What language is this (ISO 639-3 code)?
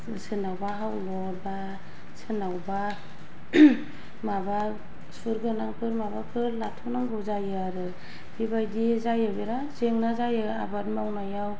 brx